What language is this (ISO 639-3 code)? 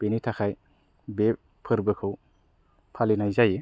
brx